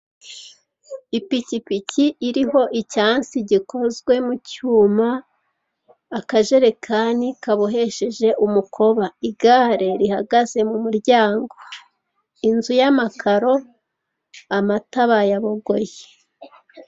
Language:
Kinyarwanda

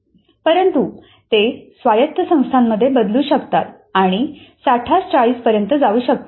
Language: Marathi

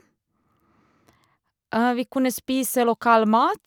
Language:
Norwegian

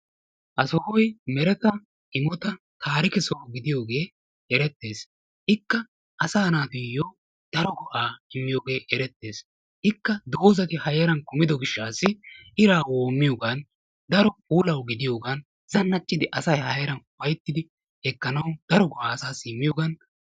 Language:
Wolaytta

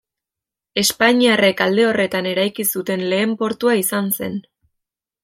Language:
Basque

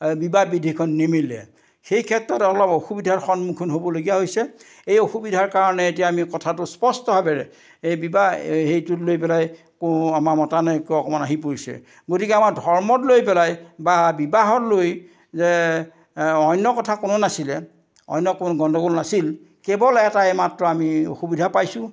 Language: Assamese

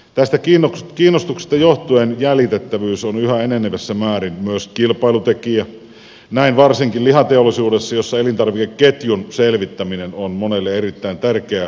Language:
Finnish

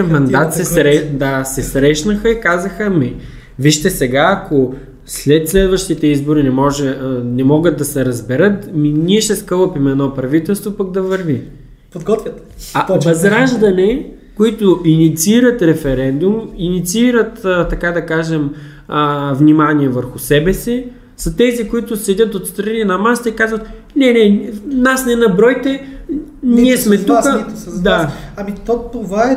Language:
Bulgarian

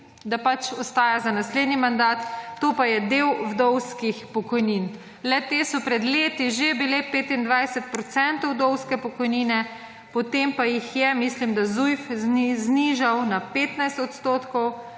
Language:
Slovenian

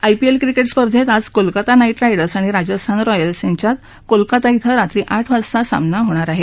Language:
Marathi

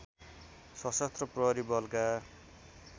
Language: Nepali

